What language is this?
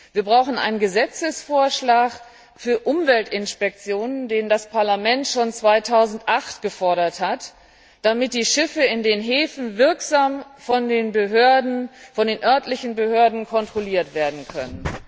German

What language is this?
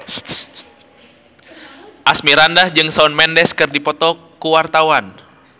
Sundanese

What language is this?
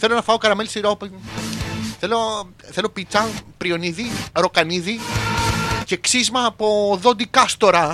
Greek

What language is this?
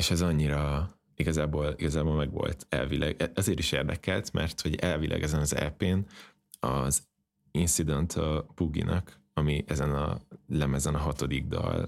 Hungarian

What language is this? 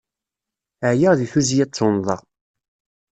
Kabyle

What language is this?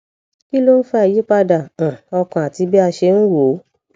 Yoruba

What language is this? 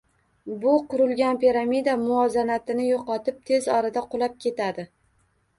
Uzbek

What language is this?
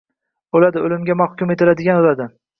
Uzbek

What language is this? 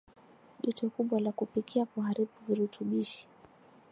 Swahili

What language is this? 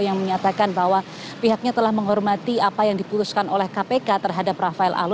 Indonesian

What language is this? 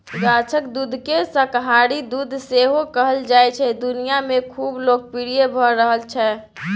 Maithili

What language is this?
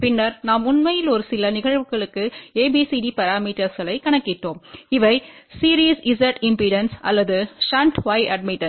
Tamil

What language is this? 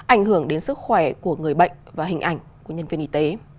Vietnamese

